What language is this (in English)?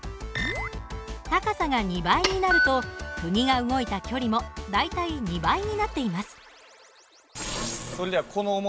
Japanese